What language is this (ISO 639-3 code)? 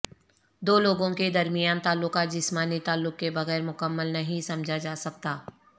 urd